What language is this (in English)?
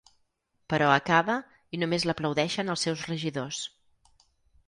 Catalan